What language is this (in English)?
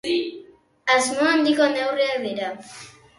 Basque